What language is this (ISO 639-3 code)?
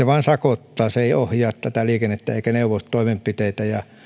fin